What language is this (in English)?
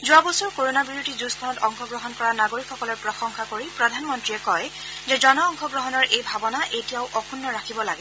Assamese